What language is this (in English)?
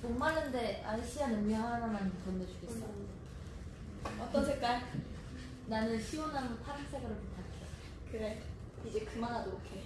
Korean